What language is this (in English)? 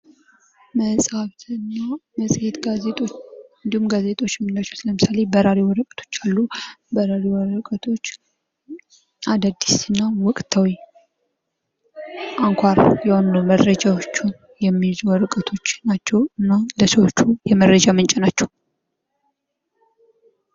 Amharic